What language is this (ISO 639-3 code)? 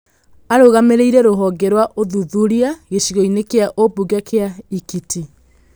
kik